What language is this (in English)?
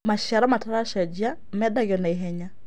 Kikuyu